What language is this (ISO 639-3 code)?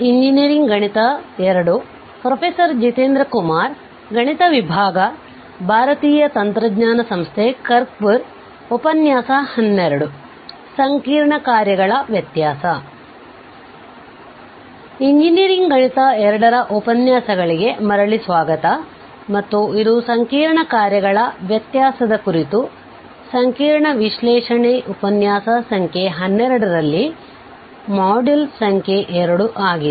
kan